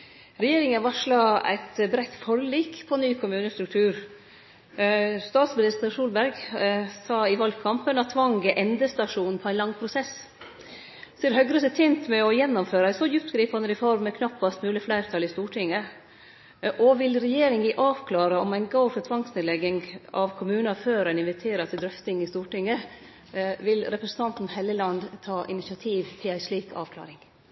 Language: Norwegian Nynorsk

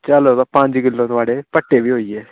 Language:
Dogri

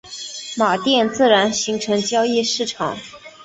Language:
Chinese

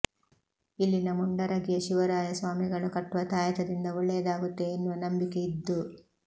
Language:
Kannada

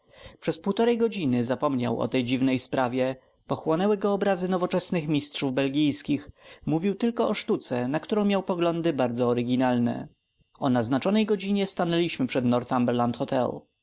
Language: Polish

